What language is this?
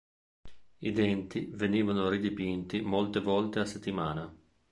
Italian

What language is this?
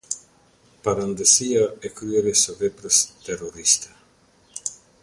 Albanian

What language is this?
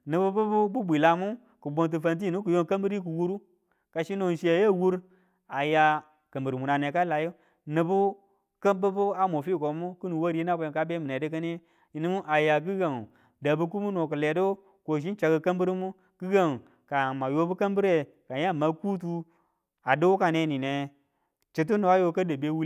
Tula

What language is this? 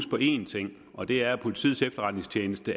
Danish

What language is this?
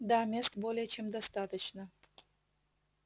Russian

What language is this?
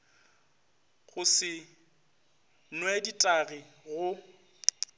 Northern Sotho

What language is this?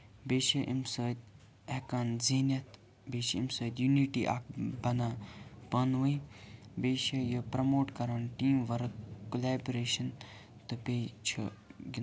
Kashmiri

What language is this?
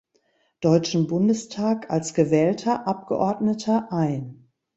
German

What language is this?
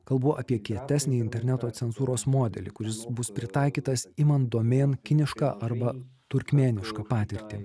Lithuanian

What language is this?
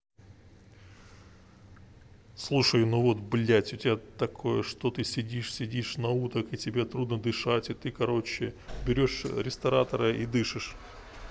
Russian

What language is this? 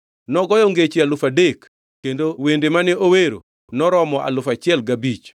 Luo (Kenya and Tanzania)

